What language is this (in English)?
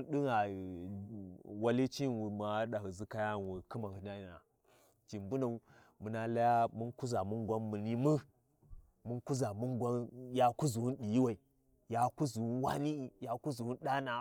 Warji